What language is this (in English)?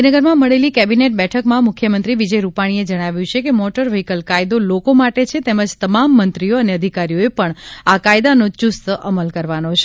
Gujarati